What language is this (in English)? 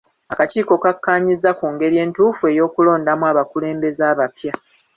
Ganda